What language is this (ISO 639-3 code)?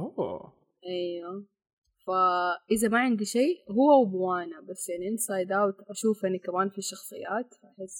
ara